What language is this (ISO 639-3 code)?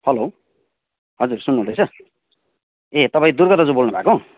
nep